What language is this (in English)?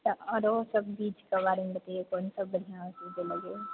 Maithili